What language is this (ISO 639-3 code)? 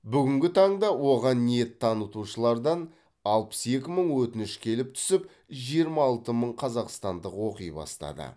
kaz